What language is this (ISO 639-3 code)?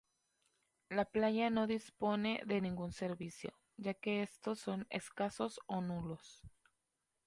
spa